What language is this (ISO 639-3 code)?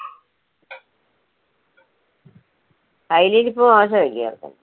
mal